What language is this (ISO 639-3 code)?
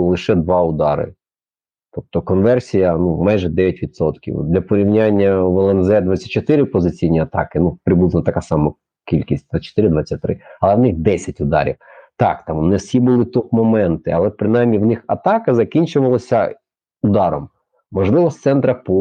ukr